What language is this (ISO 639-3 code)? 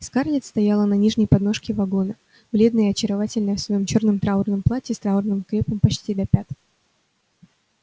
rus